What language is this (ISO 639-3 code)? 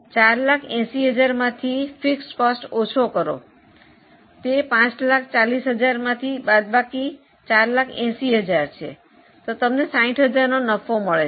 guj